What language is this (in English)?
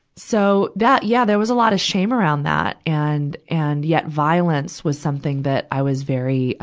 English